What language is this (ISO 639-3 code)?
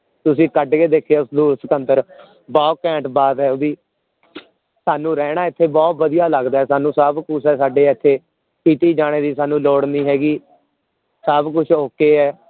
pan